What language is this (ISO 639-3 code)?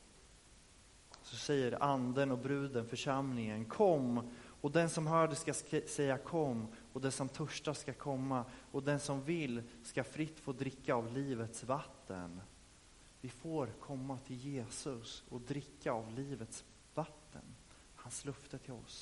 swe